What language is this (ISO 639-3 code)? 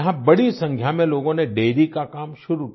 hin